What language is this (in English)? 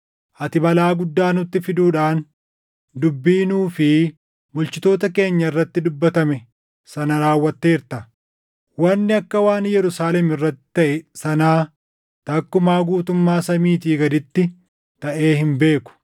Oromo